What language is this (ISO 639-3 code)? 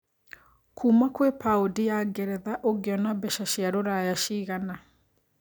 kik